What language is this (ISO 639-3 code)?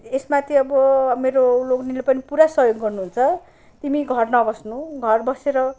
nep